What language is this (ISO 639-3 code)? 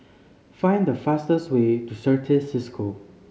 eng